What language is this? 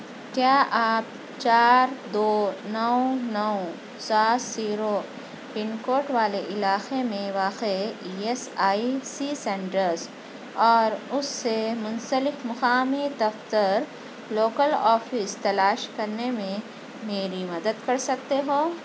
Urdu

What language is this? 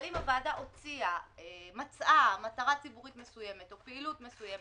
Hebrew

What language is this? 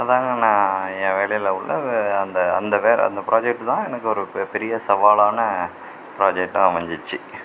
Tamil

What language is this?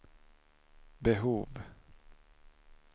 Swedish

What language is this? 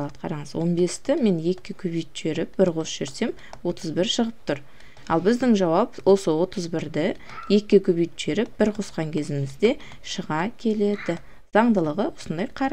Turkish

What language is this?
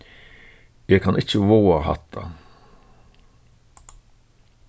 Faroese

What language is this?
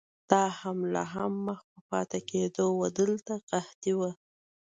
Pashto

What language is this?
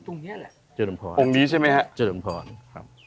Thai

